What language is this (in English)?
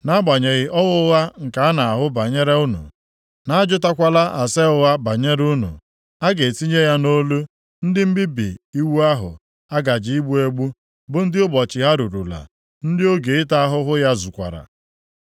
Igbo